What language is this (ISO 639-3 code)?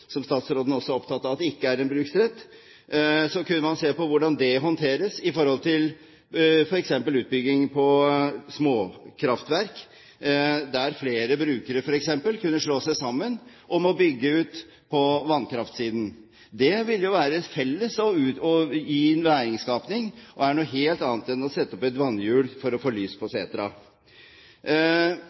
nob